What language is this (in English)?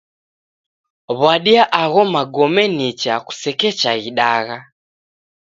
Taita